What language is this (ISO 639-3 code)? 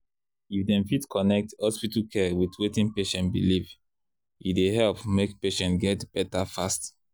pcm